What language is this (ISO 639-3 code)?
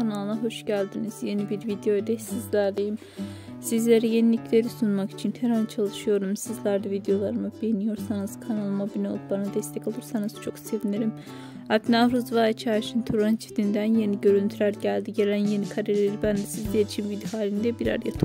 tur